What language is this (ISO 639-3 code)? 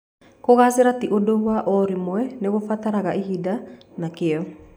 kik